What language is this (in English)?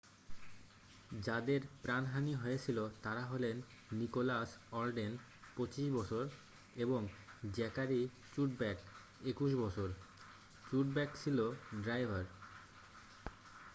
Bangla